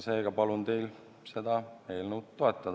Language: Estonian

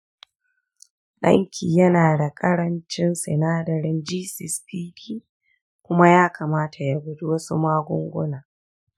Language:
Hausa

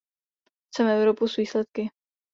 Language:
Czech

